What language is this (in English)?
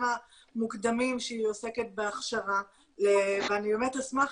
Hebrew